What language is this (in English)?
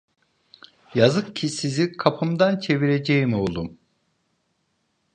Turkish